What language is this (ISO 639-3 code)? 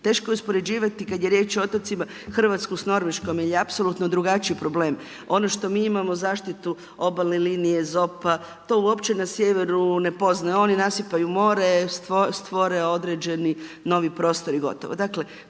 hrv